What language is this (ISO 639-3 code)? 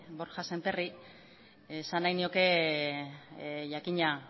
eus